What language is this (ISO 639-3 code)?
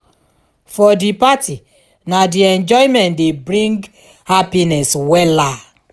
pcm